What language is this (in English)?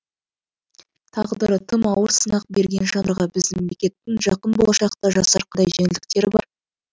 Kazakh